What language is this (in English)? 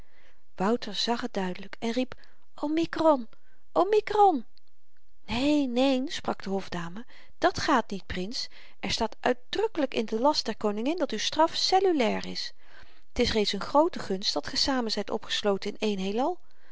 Dutch